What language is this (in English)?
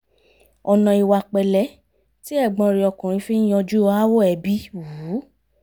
Yoruba